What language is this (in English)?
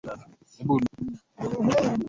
Swahili